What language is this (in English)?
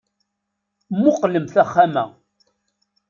Kabyle